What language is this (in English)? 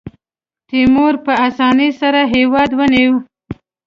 Pashto